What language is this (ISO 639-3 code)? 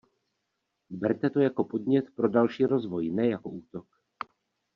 ces